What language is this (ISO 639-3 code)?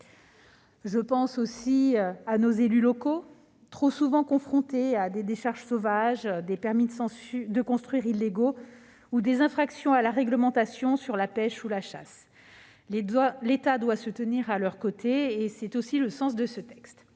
fra